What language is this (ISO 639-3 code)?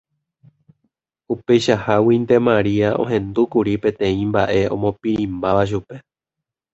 grn